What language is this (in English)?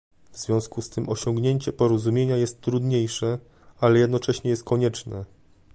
Polish